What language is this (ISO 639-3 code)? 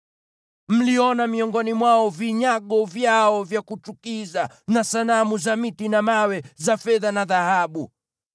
swa